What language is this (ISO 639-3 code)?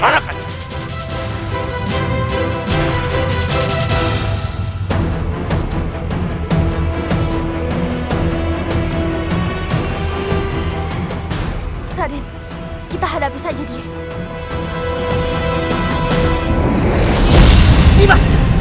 ind